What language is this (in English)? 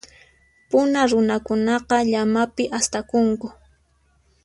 Puno Quechua